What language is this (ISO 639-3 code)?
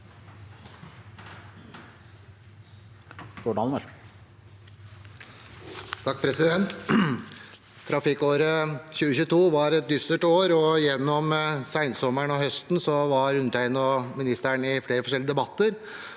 nor